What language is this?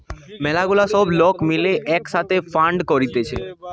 Bangla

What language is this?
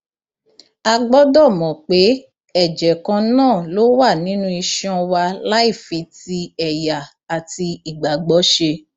Yoruba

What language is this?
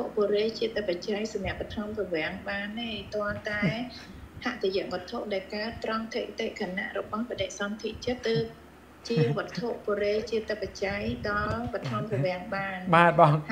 Thai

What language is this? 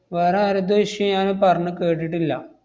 Malayalam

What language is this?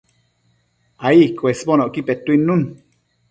Matsés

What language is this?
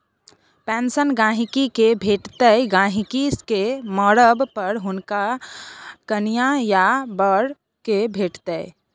Maithili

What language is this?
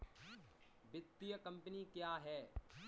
Hindi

